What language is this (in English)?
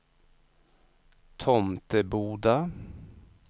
Swedish